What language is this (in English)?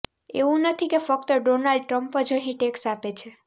Gujarati